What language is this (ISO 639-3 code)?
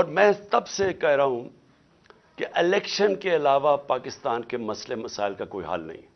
urd